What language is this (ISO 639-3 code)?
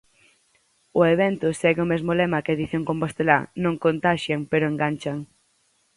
glg